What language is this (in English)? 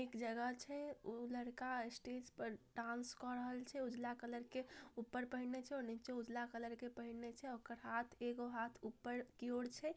Magahi